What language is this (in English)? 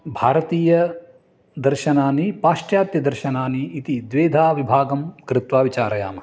Sanskrit